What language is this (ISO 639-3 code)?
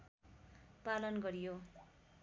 nep